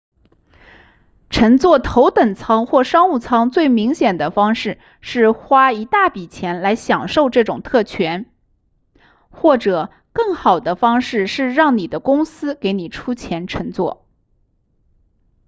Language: Chinese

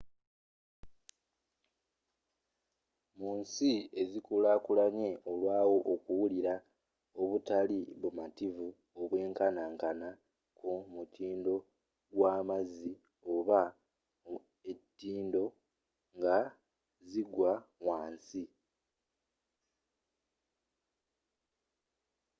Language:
Ganda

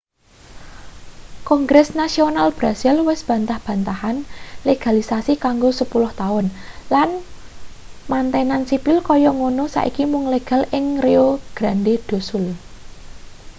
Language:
Javanese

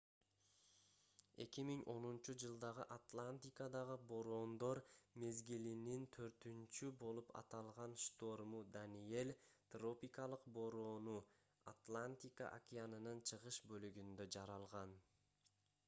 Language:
Kyrgyz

